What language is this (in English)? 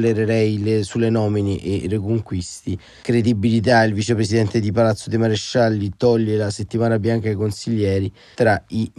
Italian